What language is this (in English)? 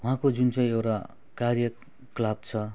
Nepali